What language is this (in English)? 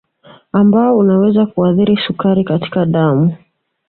Swahili